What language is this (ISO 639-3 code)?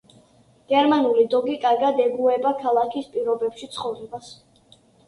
kat